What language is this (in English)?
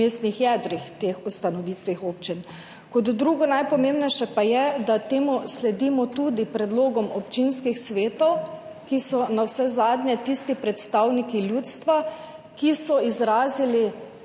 Slovenian